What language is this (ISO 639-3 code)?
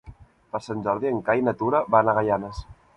cat